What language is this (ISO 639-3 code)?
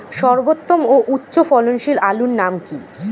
ben